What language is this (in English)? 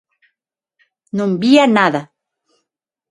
Galician